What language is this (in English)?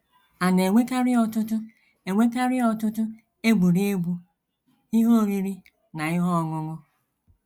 Igbo